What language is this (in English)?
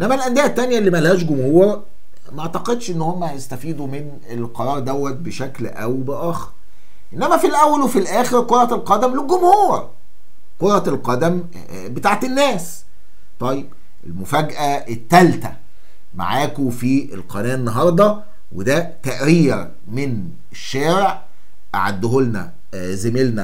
Arabic